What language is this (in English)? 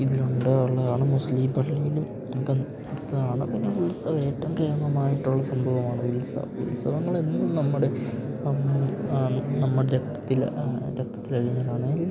Malayalam